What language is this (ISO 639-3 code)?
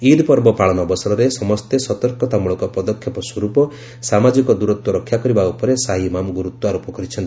ori